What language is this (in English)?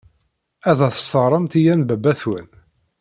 Kabyle